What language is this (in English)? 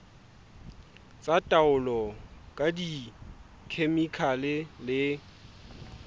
Southern Sotho